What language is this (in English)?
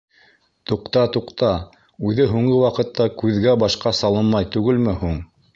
Bashkir